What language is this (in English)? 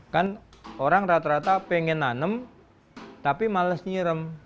Indonesian